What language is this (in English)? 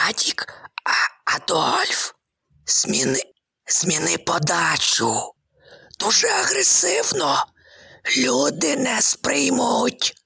Ukrainian